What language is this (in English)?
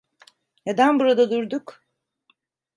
Turkish